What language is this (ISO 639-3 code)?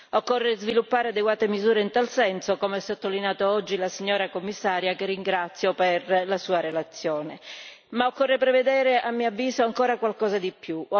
ita